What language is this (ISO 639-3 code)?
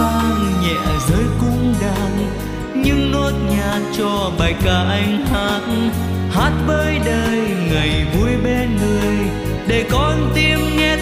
vie